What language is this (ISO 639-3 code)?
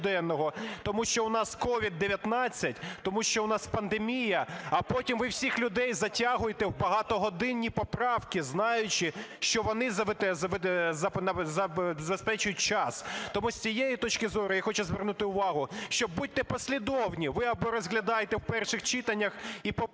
ukr